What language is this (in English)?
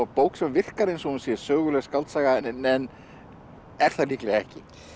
Icelandic